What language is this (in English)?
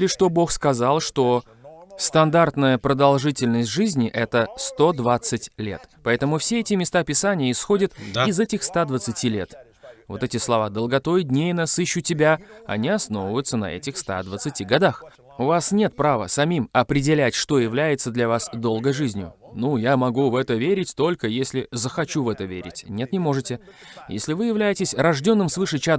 Russian